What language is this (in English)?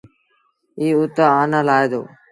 Sindhi Bhil